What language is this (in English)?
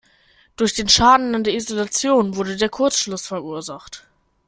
German